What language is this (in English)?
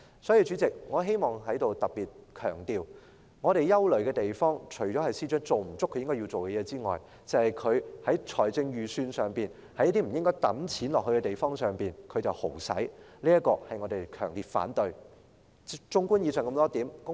Cantonese